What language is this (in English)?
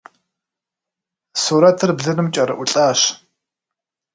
Kabardian